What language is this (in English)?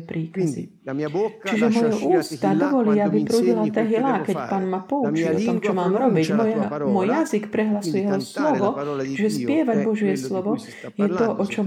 Slovak